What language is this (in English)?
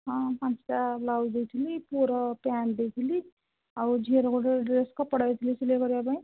Odia